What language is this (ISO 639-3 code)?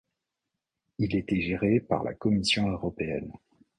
fra